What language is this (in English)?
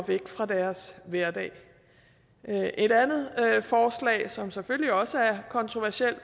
Danish